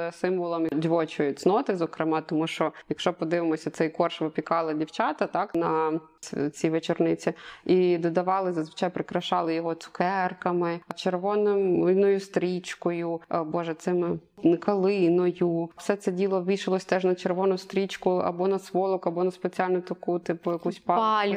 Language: Ukrainian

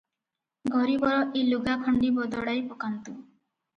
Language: Odia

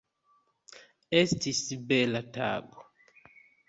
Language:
Esperanto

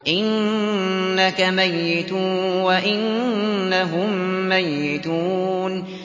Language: Arabic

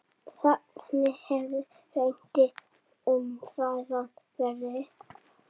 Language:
Icelandic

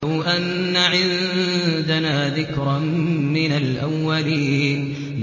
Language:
Arabic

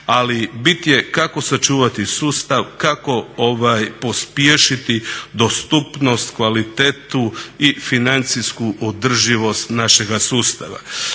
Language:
Croatian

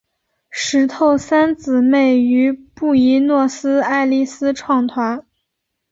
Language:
Chinese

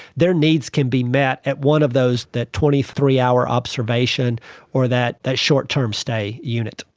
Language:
English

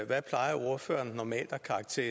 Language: Danish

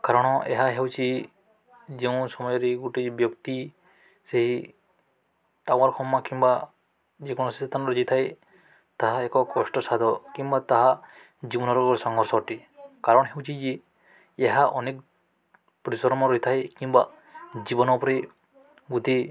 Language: Odia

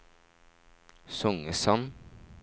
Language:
Norwegian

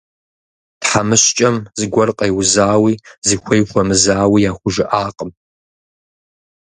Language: Kabardian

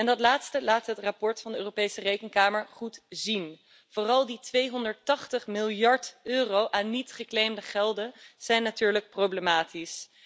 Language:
Dutch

